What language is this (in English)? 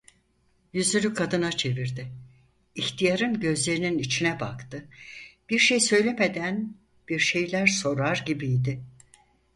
Turkish